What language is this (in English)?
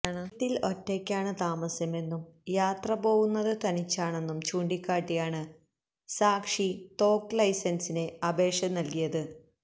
Malayalam